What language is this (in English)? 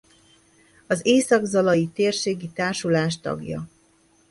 Hungarian